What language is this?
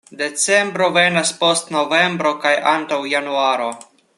Esperanto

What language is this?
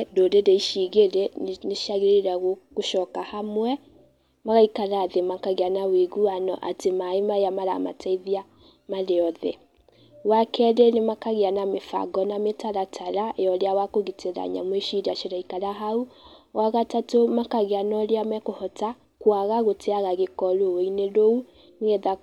Kikuyu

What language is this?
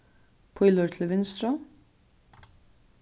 Faroese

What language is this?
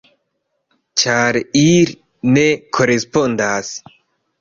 Esperanto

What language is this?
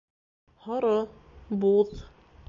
Bashkir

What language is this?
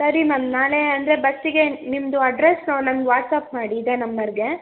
Kannada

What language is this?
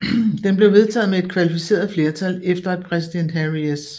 Danish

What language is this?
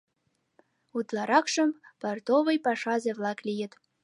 Mari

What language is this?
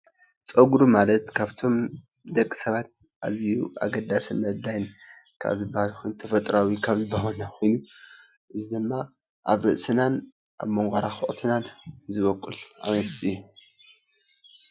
Tigrinya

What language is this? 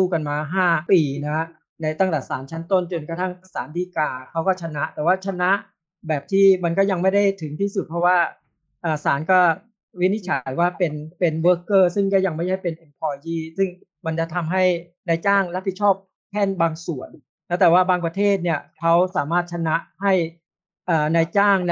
Thai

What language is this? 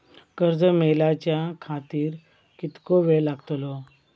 Marathi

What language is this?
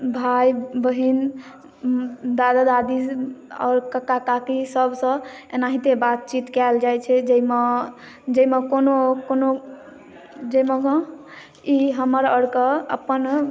Maithili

